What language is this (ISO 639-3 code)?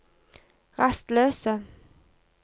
nor